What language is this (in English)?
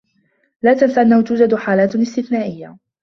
Arabic